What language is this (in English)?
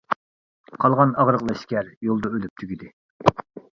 Uyghur